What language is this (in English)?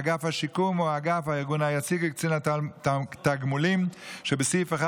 Hebrew